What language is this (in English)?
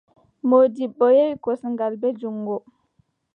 Adamawa Fulfulde